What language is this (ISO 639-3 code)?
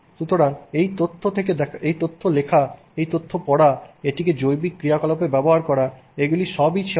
ben